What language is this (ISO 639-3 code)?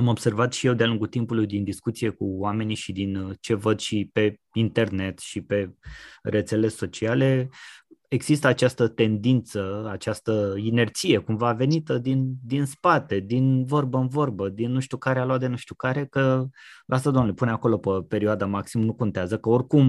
ron